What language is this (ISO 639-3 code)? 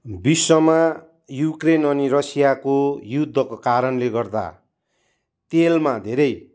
nep